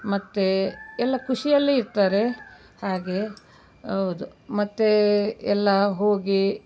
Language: Kannada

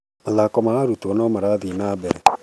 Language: Kikuyu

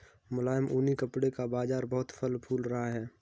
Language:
Hindi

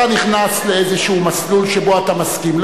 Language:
Hebrew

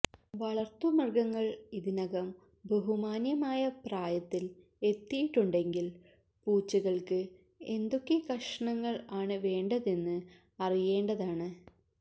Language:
Malayalam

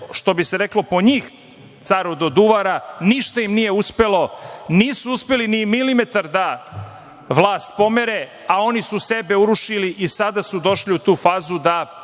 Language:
Serbian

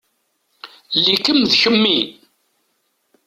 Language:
Kabyle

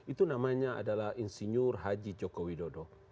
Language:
Indonesian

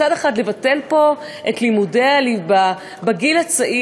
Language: Hebrew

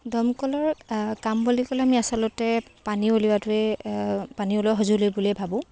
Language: Assamese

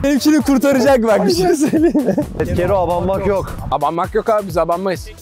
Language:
Turkish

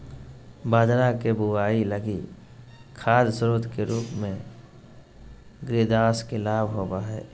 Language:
Magahi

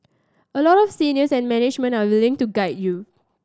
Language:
English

